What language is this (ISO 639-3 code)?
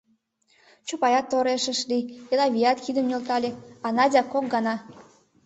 chm